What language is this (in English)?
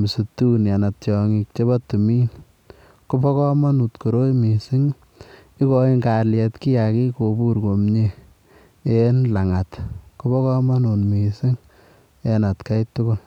Kalenjin